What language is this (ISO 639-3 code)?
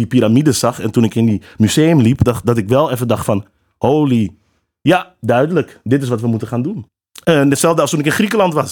nld